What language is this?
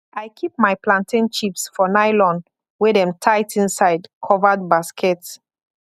Nigerian Pidgin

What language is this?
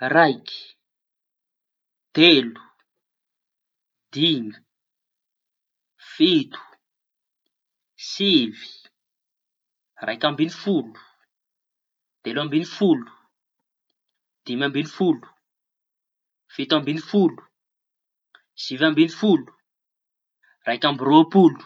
Tanosy Malagasy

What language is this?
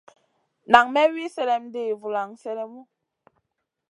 Masana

